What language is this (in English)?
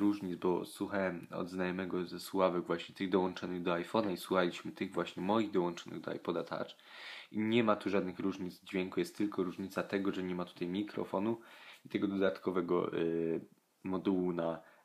Polish